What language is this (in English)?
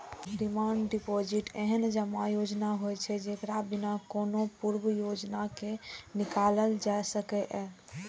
Maithili